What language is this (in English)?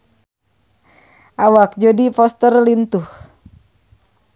Sundanese